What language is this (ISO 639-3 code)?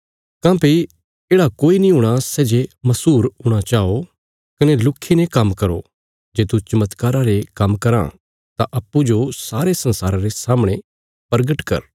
kfs